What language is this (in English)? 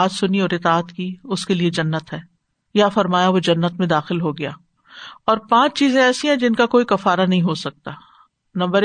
Urdu